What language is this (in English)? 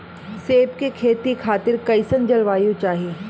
Bhojpuri